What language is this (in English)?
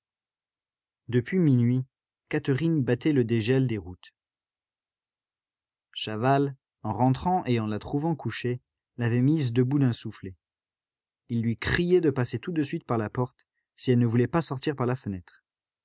French